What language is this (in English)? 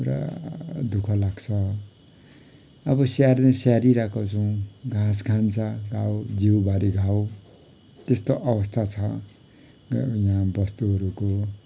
Nepali